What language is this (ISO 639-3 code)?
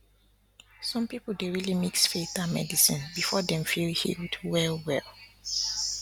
pcm